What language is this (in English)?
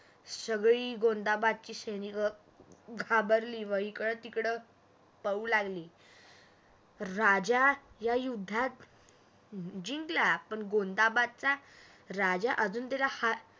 Marathi